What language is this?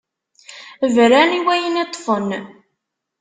Kabyle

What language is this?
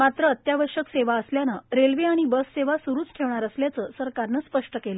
Marathi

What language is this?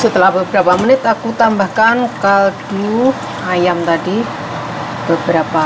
Indonesian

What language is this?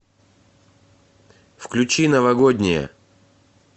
Russian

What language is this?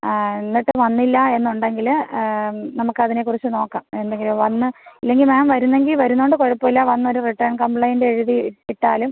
Malayalam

